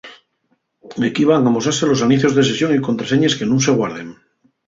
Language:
Asturian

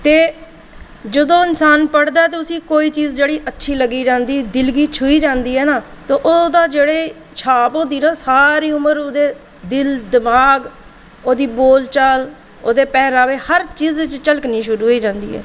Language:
Dogri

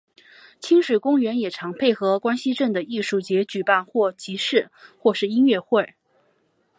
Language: Chinese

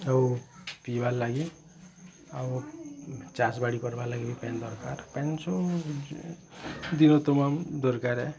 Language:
Odia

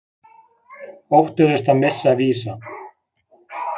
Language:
Icelandic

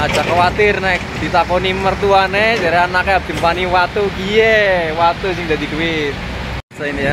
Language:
Indonesian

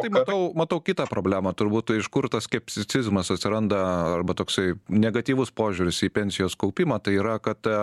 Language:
Lithuanian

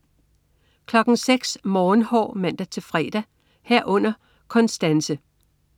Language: Danish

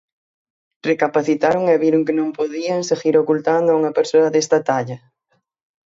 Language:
Galician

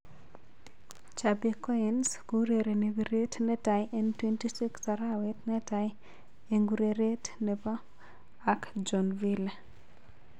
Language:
Kalenjin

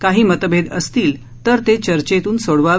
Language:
Marathi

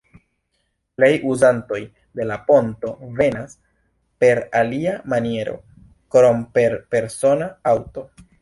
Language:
Esperanto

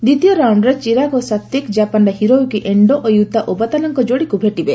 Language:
Odia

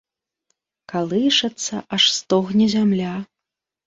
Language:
Belarusian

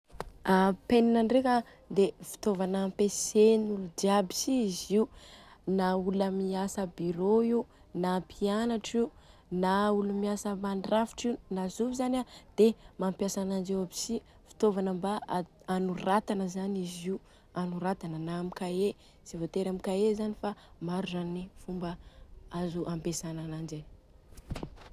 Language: Southern Betsimisaraka Malagasy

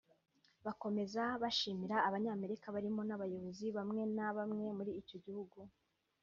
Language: Kinyarwanda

